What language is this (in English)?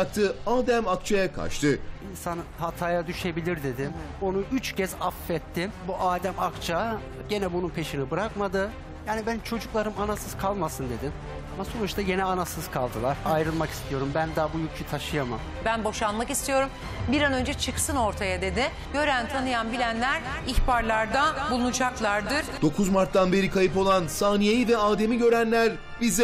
Turkish